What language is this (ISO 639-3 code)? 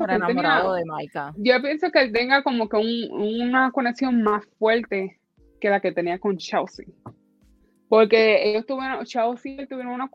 spa